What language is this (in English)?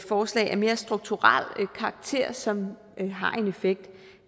Danish